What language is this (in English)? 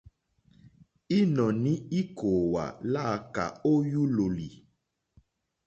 Mokpwe